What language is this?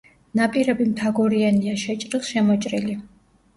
Georgian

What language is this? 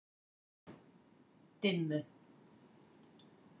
Icelandic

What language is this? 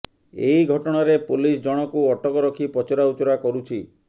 Odia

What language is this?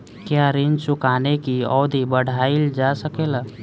Bhojpuri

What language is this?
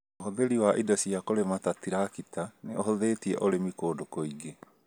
Kikuyu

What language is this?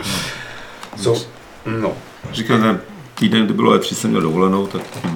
Czech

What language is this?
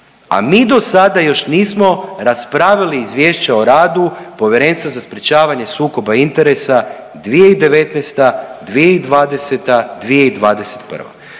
Croatian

